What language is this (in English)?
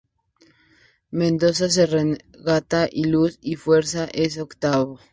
Spanish